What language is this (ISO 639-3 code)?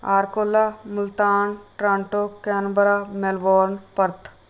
pan